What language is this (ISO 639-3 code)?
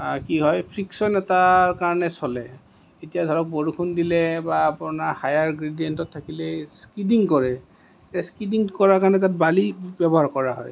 asm